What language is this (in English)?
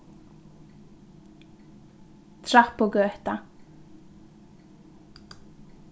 Faroese